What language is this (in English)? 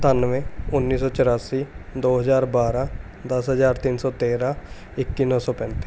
Punjabi